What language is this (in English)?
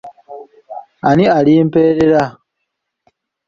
Ganda